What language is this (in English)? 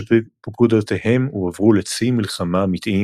Hebrew